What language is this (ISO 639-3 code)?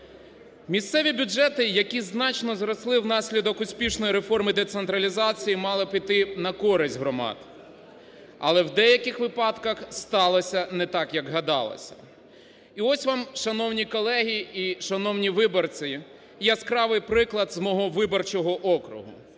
ukr